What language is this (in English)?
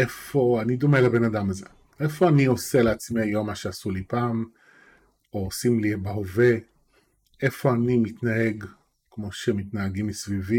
Hebrew